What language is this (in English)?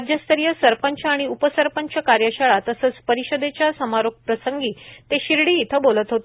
Marathi